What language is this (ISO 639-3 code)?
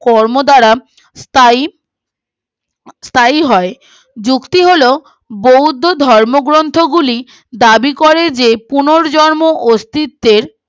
ben